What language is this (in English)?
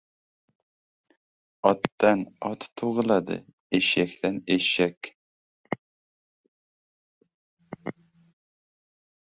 Uzbek